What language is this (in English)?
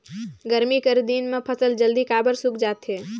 Chhattisgarhi